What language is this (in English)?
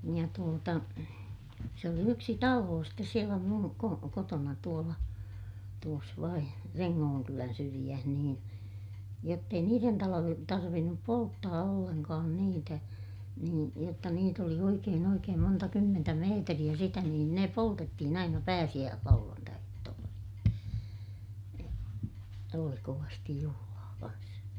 Finnish